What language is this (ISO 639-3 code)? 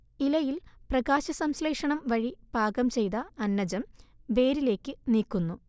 mal